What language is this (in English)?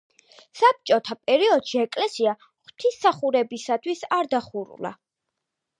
Georgian